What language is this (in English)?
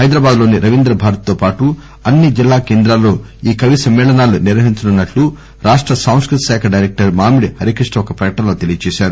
Telugu